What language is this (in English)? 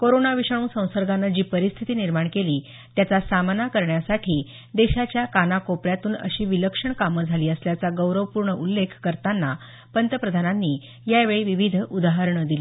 Marathi